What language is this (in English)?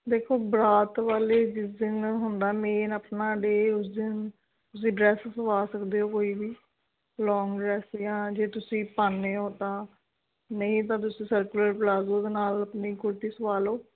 Punjabi